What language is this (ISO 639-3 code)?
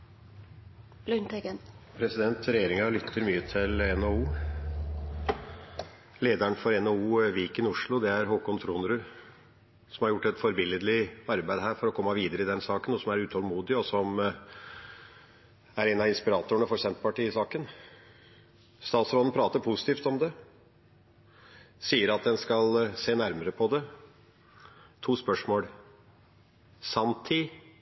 nob